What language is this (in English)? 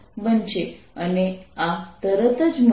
Gujarati